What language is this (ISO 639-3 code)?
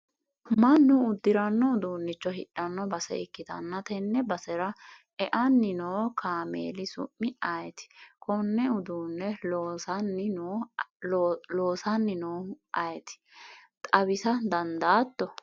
sid